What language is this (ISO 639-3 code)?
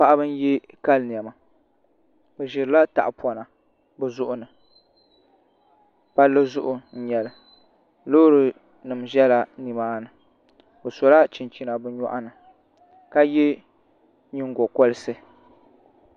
dag